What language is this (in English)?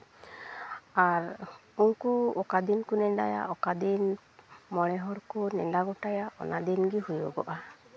Santali